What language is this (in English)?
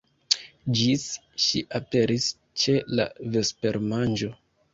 Esperanto